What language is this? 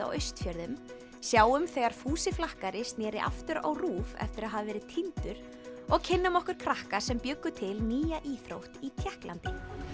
Icelandic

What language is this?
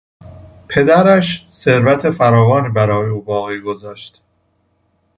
Persian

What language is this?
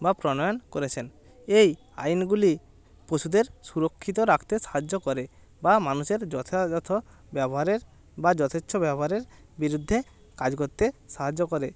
Bangla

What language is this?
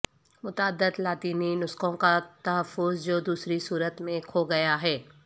Urdu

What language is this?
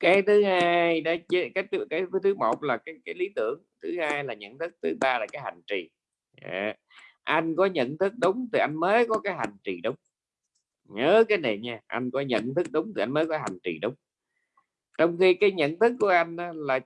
Vietnamese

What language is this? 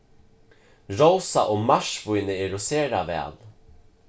Faroese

